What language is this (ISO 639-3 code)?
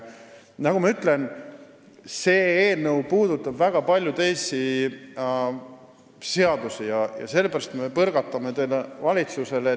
est